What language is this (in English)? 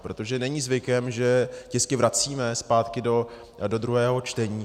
Czech